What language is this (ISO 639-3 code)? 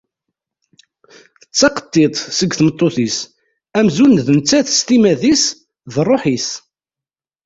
kab